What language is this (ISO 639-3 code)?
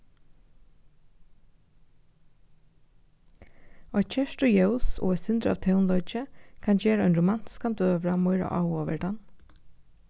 fao